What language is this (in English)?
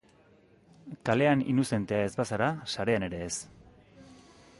Basque